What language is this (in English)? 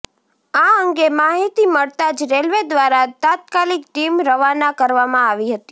Gujarati